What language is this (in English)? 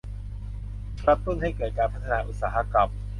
Thai